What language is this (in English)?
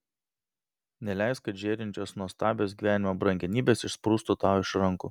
Lithuanian